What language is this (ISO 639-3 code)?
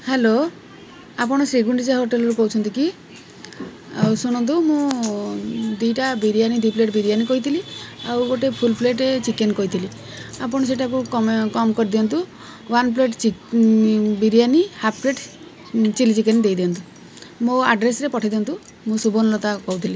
ori